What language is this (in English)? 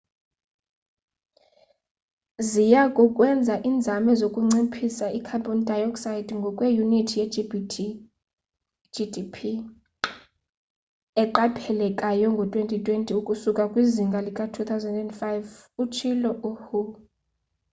Xhosa